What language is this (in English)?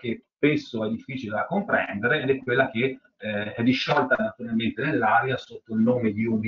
Italian